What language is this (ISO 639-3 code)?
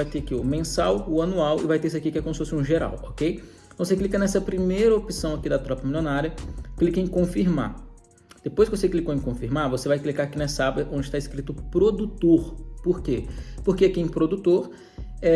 por